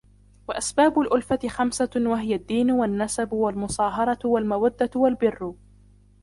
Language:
Arabic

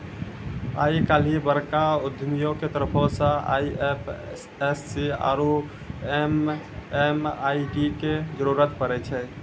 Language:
Maithili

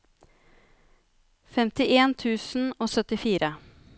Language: Norwegian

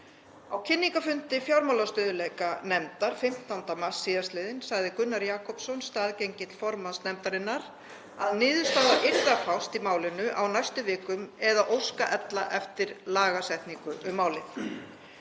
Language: Icelandic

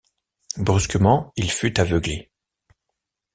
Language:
French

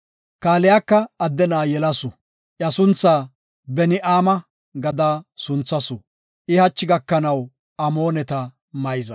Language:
Gofa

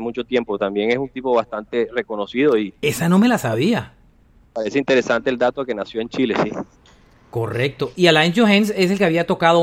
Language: Spanish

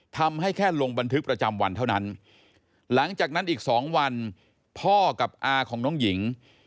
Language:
Thai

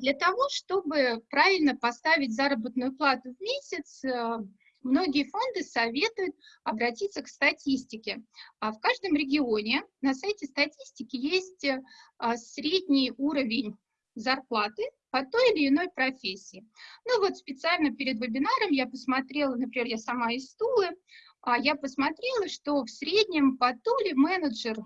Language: Russian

